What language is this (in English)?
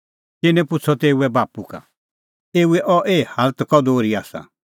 Kullu Pahari